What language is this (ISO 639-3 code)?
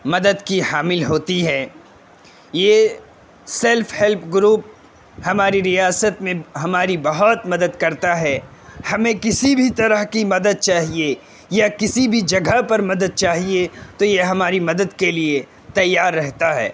urd